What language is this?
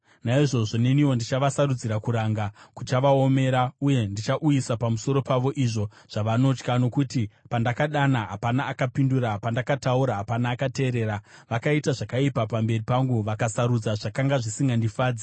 Shona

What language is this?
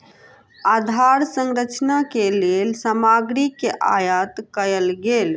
Maithili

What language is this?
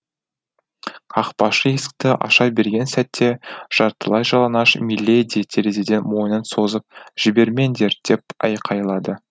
Kazakh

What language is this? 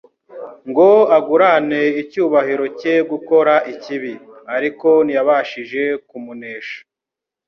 Kinyarwanda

